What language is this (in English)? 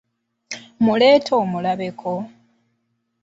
Ganda